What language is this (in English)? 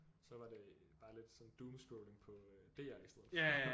Danish